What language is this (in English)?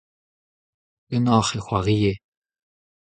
Breton